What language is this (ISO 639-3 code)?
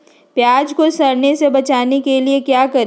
mag